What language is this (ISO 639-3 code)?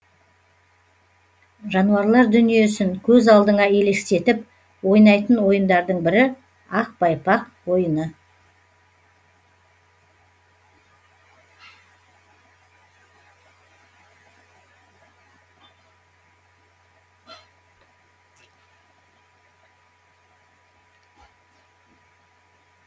kaz